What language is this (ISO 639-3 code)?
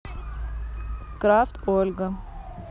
rus